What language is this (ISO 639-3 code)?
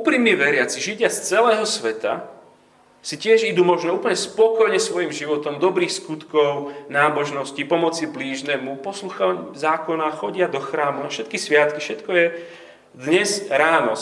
slk